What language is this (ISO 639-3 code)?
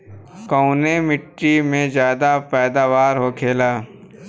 bho